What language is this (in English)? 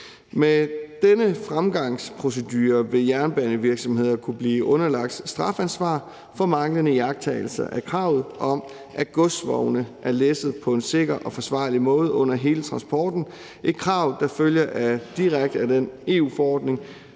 Danish